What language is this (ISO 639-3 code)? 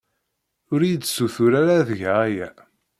kab